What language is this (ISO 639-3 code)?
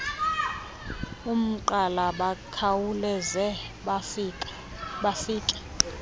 xho